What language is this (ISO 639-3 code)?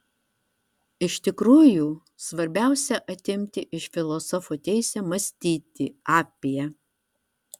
lit